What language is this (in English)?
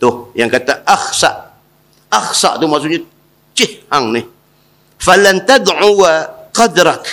Malay